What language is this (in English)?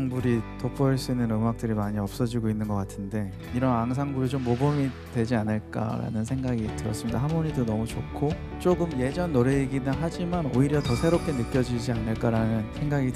Korean